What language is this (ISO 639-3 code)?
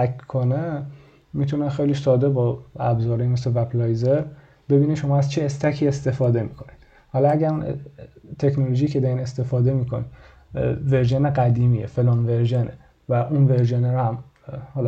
fas